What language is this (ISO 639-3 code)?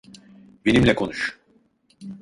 tur